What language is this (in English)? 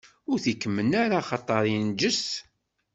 Kabyle